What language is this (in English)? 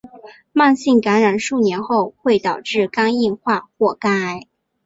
Chinese